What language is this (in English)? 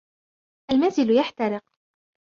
Arabic